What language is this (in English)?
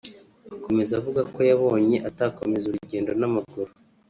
Kinyarwanda